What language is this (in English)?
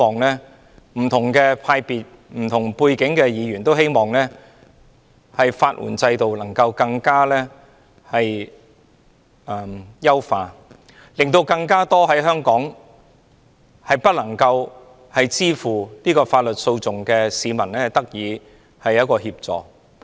Cantonese